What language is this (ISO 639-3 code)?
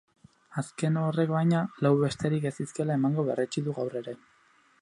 eus